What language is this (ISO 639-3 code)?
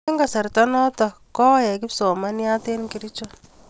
kln